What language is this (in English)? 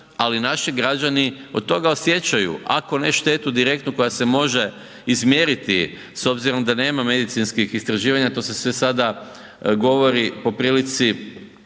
Croatian